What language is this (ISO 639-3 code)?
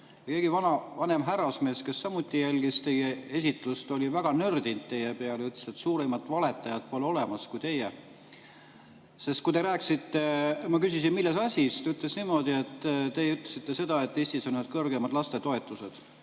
est